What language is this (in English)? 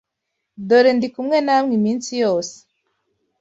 Kinyarwanda